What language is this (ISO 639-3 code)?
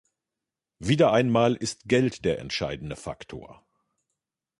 deu